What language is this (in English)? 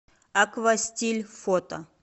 Russian